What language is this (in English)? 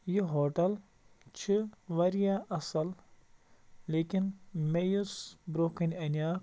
Kashmiri